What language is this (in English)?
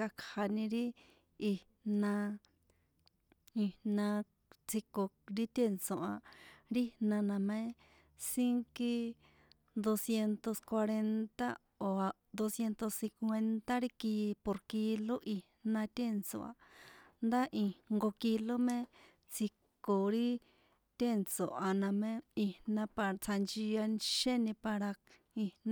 San Juan Atzingo Popoloca